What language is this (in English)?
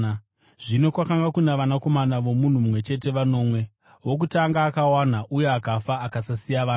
Shona